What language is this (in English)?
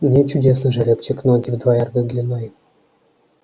Russian